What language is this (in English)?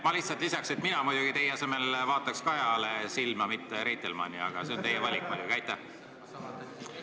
Estonian